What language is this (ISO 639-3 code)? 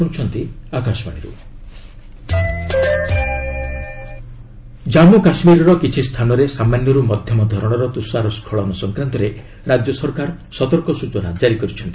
ori